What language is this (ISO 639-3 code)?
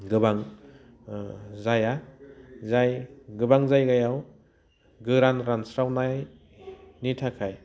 brx